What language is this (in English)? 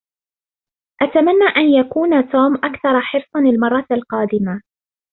Arabic